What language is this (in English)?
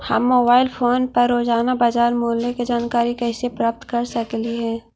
Magahi